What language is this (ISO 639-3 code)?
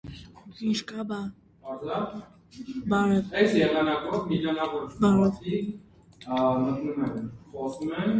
hye